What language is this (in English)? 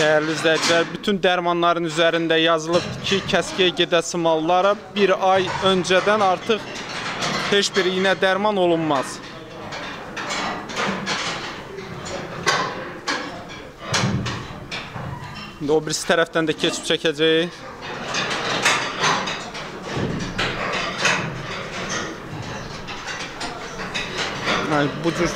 Turkish